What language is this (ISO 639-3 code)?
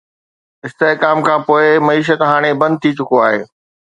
snd